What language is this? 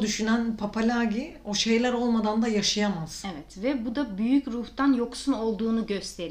Turkish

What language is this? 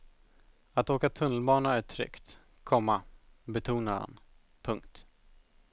Swedish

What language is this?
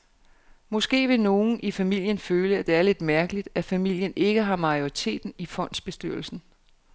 Danish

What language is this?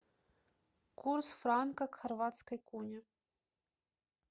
Russian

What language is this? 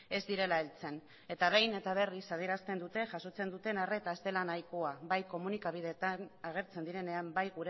Basque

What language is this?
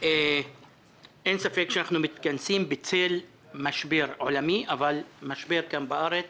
Hebrew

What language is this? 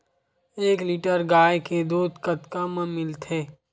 Chhattisgarhi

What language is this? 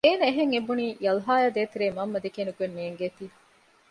Divehi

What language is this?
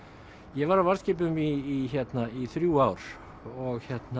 Icelandic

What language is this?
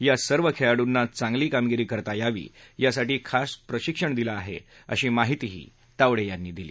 Marathi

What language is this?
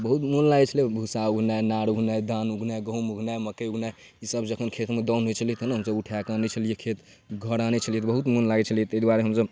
Maithili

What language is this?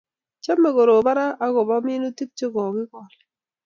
Kalenjin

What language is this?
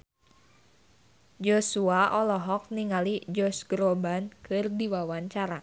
Sundanese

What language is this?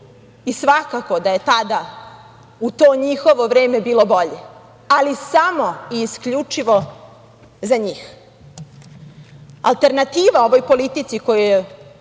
Serbian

